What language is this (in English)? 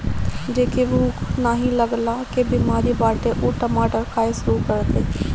Bhojpuri